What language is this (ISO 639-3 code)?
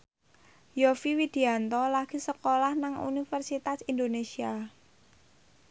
jav